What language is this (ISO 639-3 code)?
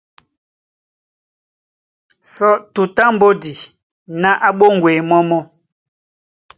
dua